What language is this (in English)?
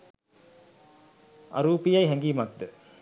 Sinhala